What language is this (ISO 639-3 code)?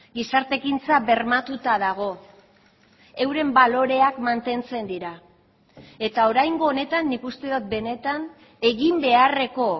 eus